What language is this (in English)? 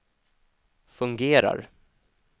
Swedish